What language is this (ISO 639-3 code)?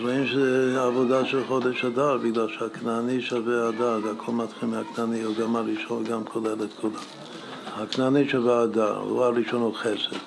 heb